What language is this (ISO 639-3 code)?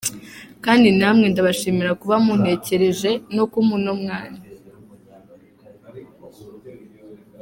kin